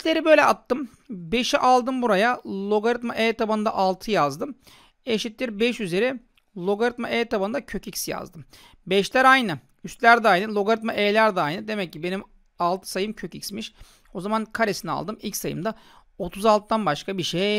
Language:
Turkish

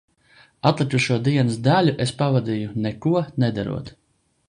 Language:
Latvian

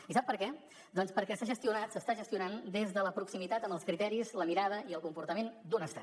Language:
Catalan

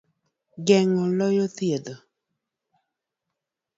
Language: Luo (Kenya and Tanzania)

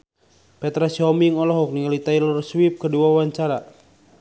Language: Sundanese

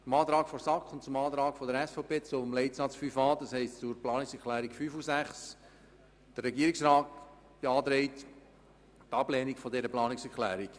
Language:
Swiss German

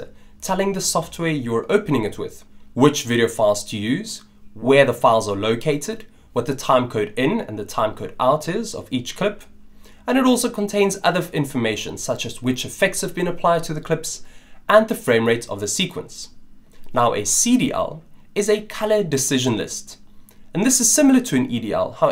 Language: English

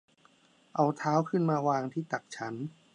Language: Thai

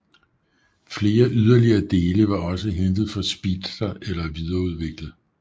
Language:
Danish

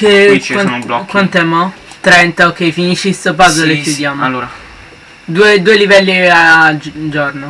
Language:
Italian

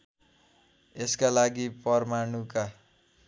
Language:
Nepali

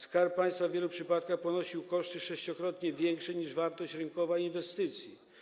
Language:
Polish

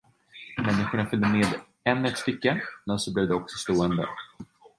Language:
Swedish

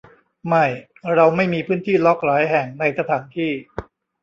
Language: Thai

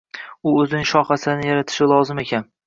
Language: Uzbek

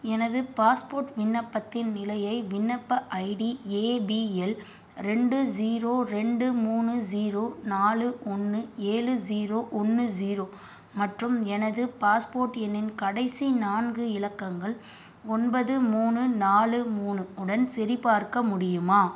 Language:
Tamil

